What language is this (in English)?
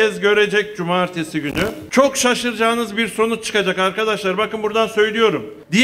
Turkish